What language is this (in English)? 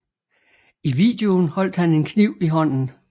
Danish